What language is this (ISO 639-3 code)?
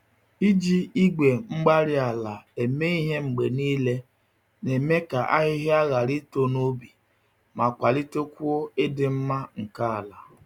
ibo